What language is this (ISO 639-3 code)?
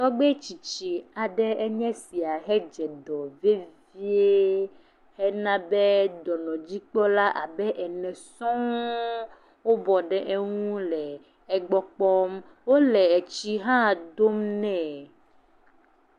ewe